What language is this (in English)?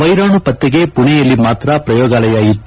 Kannada